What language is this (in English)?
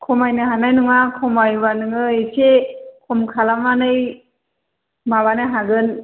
Bodo